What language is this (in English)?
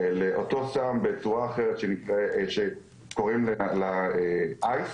Hebrew